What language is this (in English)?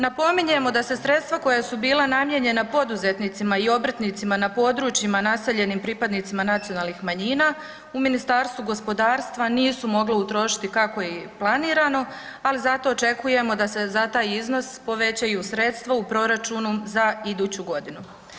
Croatian